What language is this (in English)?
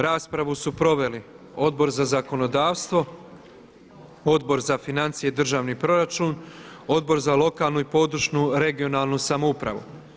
Croatian